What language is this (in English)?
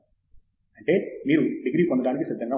Telugu